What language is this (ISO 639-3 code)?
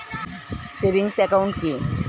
ben